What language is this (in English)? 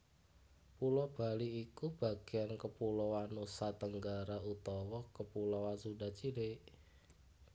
Javanese